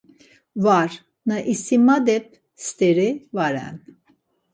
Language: Laz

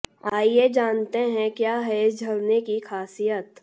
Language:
Hindi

